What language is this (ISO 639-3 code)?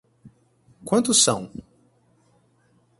por